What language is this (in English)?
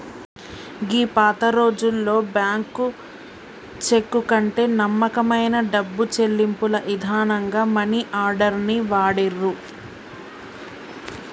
Telugu